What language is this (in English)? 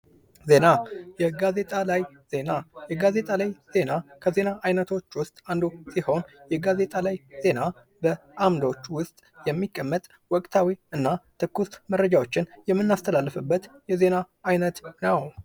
Amharic